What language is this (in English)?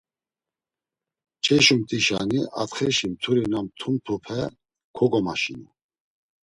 Laz